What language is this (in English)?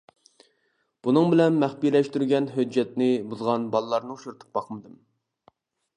Uyghur